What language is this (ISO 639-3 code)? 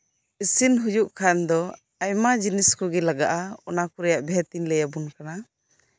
sat